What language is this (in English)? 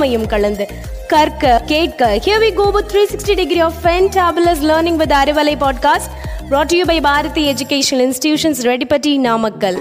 Tamil